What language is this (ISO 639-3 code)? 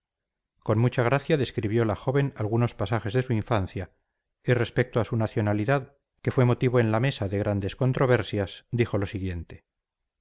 spa